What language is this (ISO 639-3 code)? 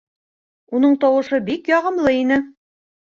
bak